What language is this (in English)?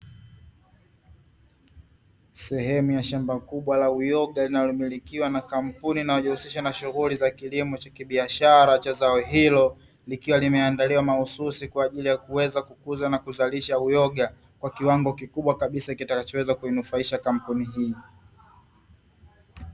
Swahili